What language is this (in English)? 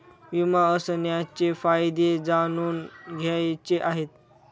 Marathi